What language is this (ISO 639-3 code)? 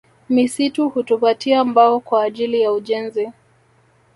swa